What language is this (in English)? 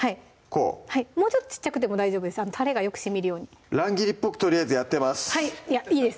Japanese